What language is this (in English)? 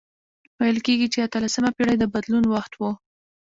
Pashto